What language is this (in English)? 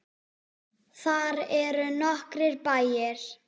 Icelandic